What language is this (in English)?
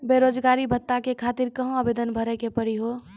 Maithili